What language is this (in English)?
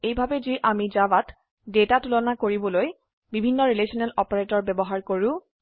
Assamese